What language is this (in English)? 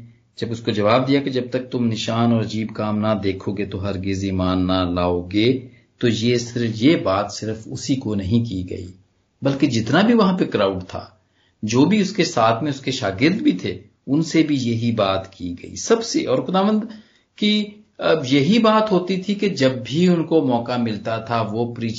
Punjabi